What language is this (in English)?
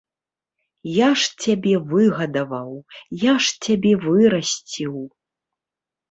Belarusian